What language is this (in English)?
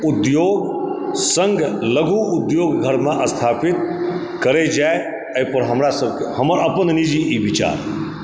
Maithili